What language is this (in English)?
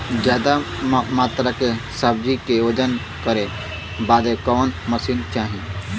Bhojpuri